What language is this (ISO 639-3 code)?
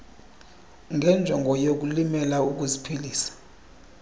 xho